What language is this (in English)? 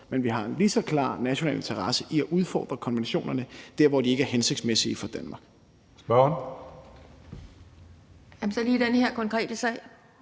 Danish